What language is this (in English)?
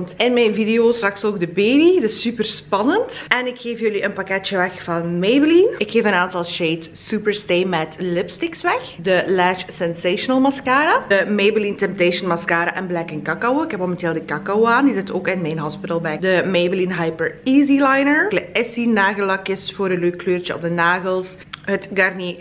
Dutch